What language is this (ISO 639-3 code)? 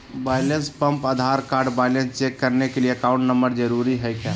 mag